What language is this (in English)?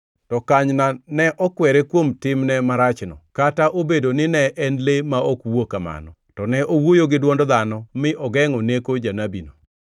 Luo (Kenya and Tanzania)